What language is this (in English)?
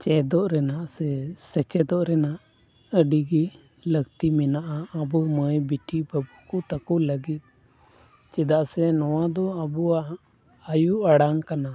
Santali